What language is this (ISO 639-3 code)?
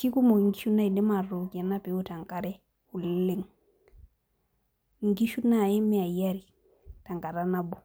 mas